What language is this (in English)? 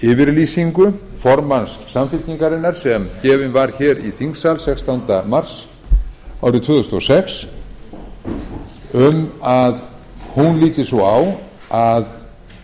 Icelandic